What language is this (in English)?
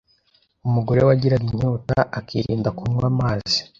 Kinyarwanda